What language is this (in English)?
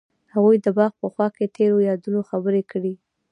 Pashto